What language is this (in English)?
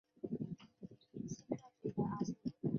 Chinese